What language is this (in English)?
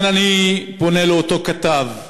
Hebrew